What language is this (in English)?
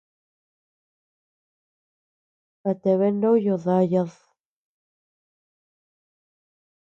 Tepeuxila Cuicatec